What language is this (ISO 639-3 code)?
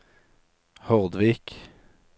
nor